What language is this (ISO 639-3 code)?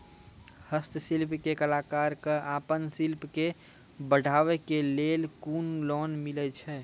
mai